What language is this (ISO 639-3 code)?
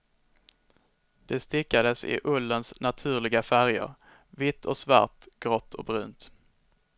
swe